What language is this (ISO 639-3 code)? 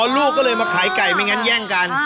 tha